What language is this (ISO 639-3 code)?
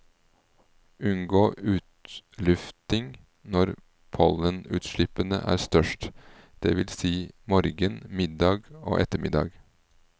nor